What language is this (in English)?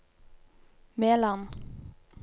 Norwegian